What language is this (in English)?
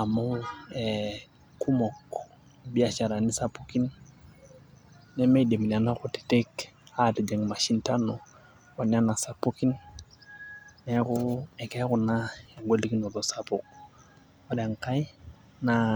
Masai